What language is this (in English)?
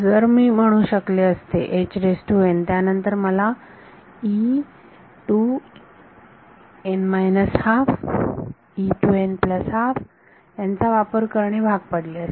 Marathi